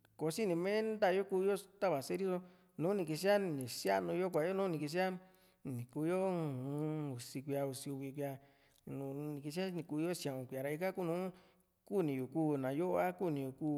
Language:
Juxtlahuaca Mixtec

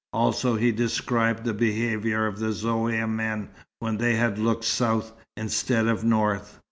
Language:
English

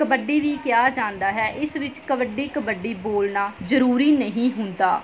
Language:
Punjabi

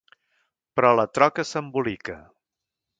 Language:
Catalan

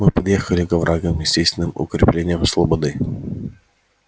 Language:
Russian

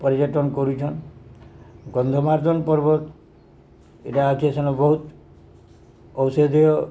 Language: Odia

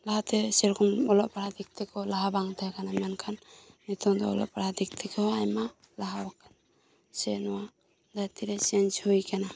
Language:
Santali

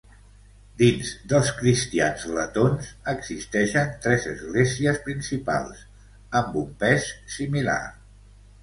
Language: Catalan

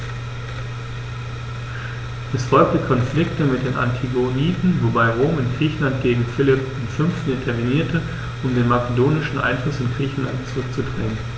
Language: German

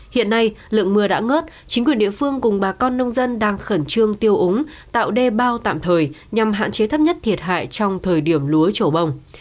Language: Vietnamese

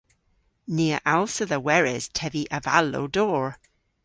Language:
Cornish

